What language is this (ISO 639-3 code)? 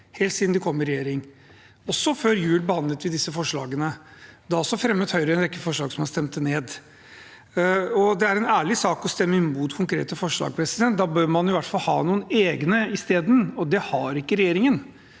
nor